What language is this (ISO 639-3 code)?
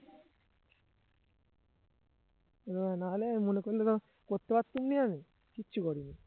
ben